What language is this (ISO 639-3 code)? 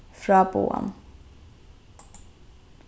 fao